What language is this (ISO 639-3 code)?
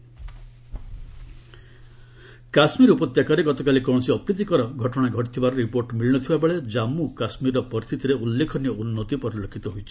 ori